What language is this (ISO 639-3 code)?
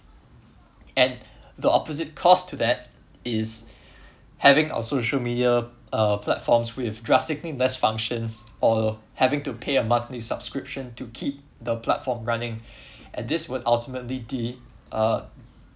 eng